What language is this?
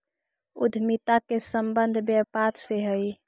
Magahi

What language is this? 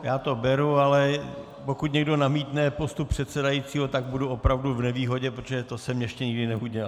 Czech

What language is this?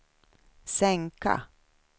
Swedish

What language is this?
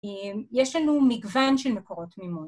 Hebrew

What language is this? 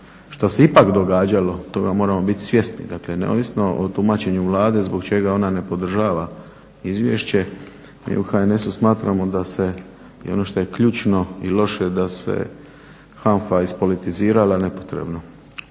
Croatian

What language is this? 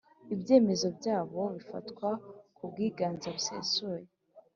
Kinyarwanda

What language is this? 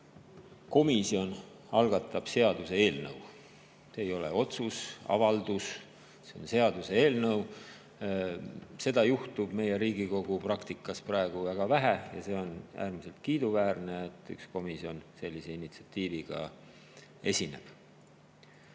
Estonian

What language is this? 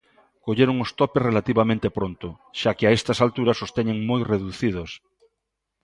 Galician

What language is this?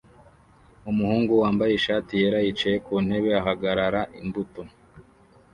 Kinyarwanda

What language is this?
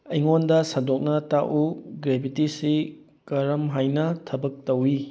Manipuri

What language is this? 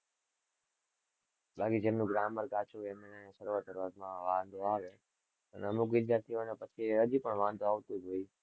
Gujarati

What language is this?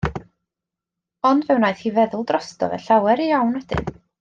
Welsh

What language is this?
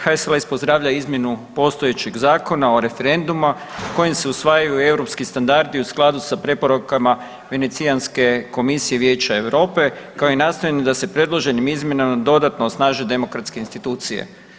Croatian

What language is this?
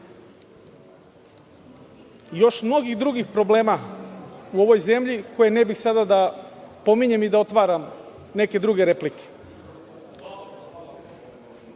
Serbian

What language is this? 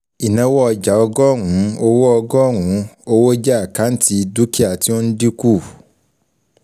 Yoruba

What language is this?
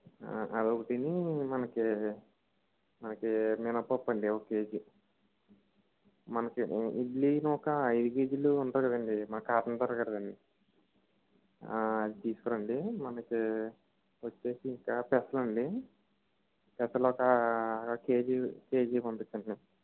Telugu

